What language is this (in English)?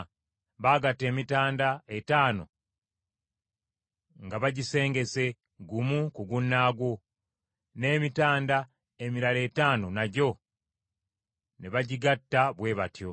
Ganda